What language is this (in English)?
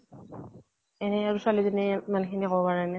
Assamese